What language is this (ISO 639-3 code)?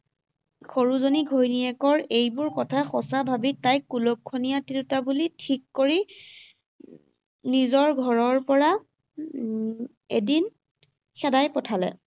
asm